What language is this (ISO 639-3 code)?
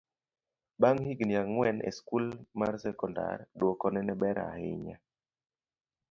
luo